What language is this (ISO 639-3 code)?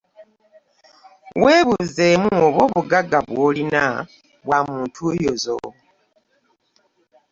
lug